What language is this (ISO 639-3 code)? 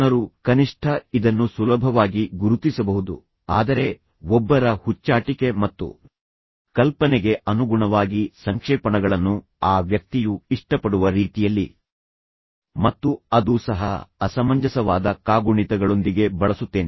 kan